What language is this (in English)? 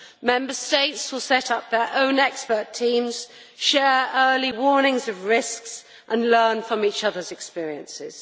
English